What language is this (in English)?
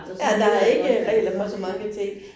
Danish